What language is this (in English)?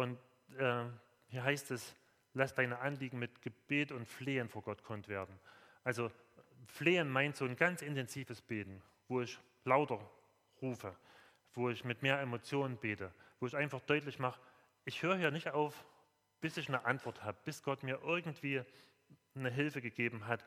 German